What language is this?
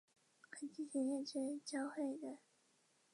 Chinese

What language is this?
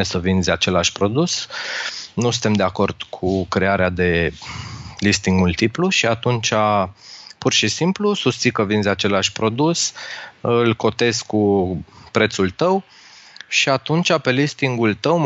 Romanian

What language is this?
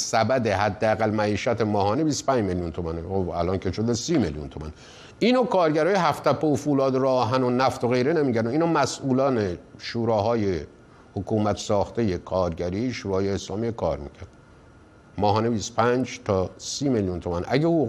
Persian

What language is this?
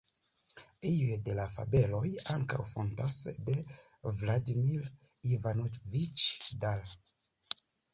Esperanto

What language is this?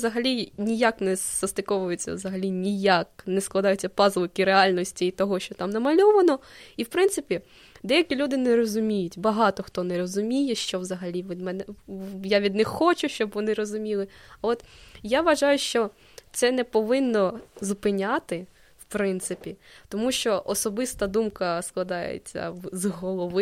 Ukrainian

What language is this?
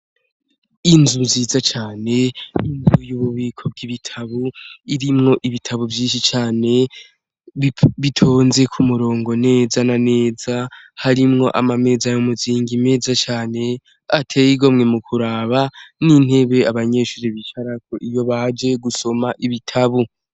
Rundi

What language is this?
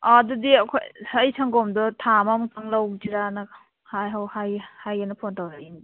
Manipuri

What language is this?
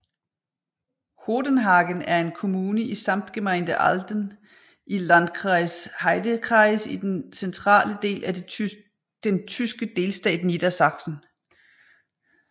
Danish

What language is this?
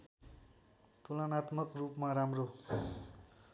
Nepali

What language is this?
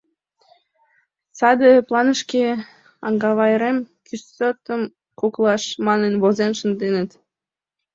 Mari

